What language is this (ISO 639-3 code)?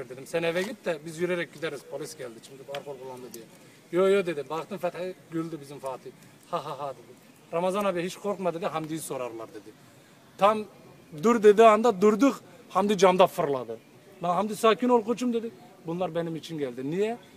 tur